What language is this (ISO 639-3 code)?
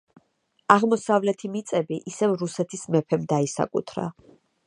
kat